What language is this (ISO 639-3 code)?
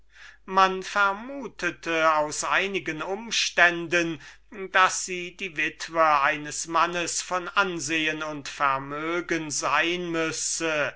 deu